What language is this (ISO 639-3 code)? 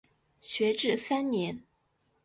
zho